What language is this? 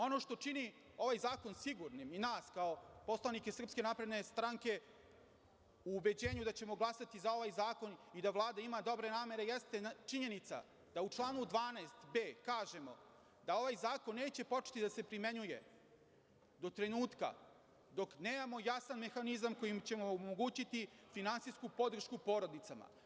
Serbian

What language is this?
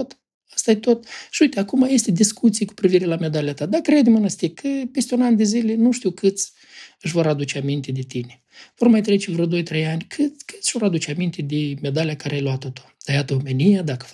Romanian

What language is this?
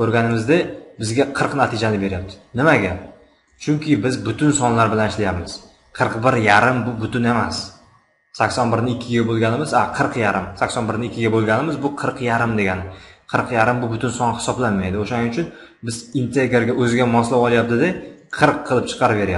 Turkish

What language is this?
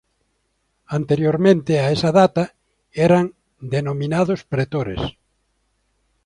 Galician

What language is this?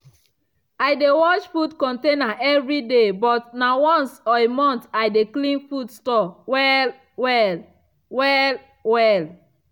Nigerian Pidgin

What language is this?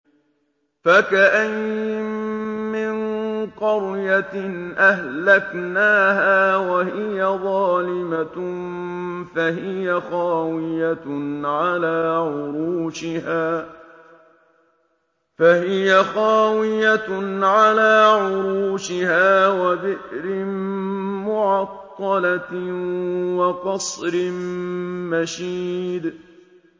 Arabic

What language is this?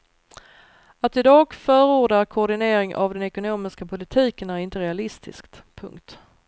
Swedish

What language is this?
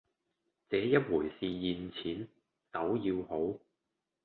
Cantonese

